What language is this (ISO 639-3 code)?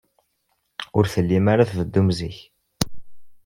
kab